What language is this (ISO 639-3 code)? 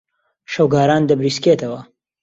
ckb